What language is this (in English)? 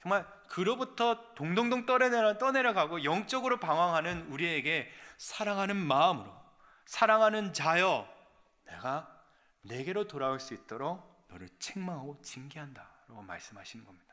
Korean